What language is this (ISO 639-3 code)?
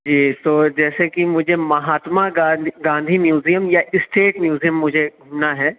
urd